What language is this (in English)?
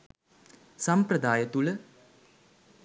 Sinhala